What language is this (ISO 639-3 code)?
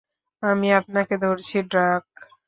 ben